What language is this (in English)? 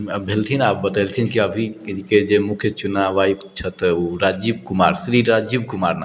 Maithili